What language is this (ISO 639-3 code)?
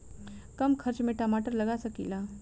bho